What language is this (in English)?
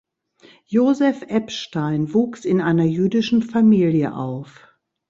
German